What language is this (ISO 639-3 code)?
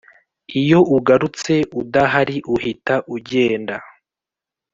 kin